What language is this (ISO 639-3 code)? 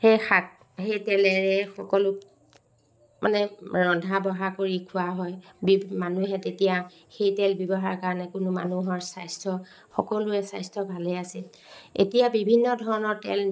asm